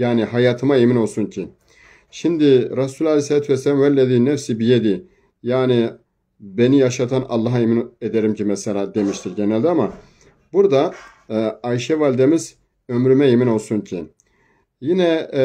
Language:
Turkish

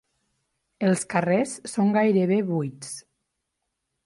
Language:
Catalan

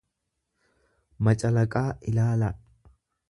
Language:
Oromo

